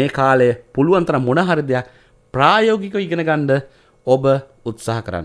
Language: Indonesian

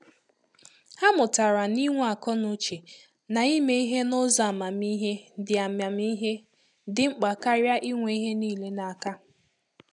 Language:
Igbo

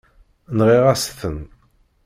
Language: Kabyle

